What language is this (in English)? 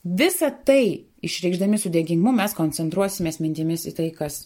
Lithuanian